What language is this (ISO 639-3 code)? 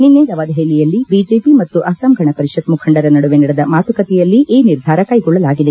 kan